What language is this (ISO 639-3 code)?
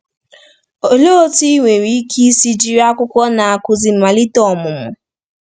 ibo